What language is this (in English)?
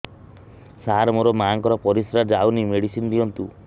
Odia